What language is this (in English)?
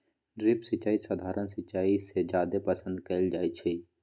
Magahi